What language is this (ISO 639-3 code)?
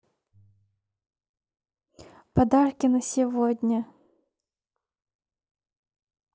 rus